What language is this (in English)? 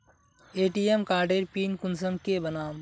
Magahi